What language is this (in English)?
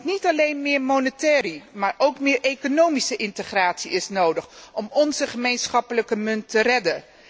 Dutch